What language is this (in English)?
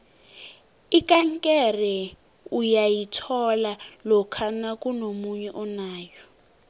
South Ndebele